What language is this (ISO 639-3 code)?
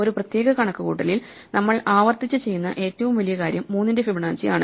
mal